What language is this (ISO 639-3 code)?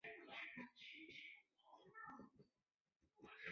zho